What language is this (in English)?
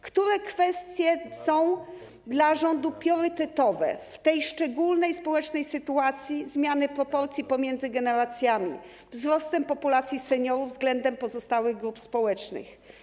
Polish